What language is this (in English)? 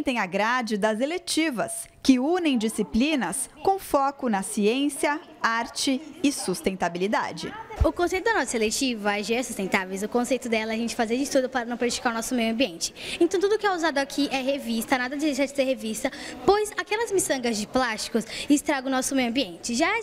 Portuguese